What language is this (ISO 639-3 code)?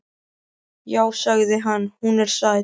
isl